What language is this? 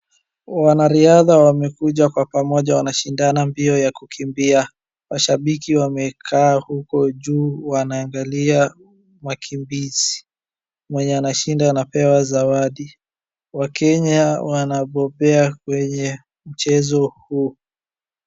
Swahili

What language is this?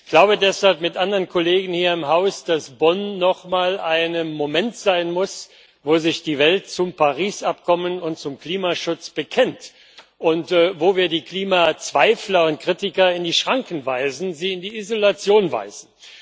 German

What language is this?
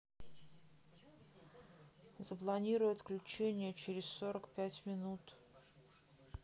Russian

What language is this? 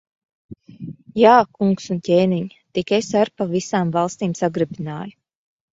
Latvian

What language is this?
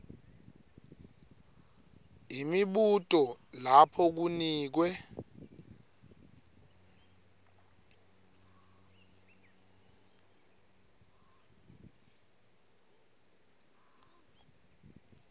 Swati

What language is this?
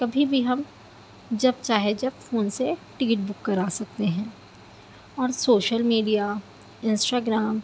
Urdu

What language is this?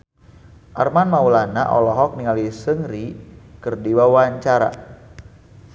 Sundanese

